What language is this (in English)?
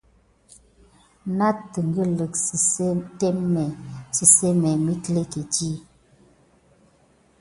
Gidar